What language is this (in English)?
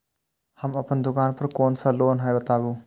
Maithili